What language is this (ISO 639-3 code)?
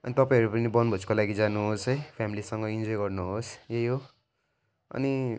nep